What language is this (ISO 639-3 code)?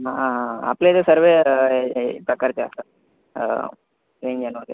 mar